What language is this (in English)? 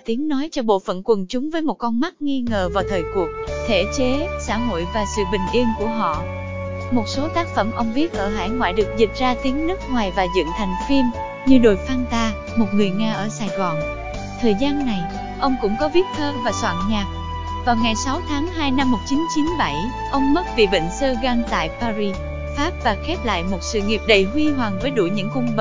Vietnamese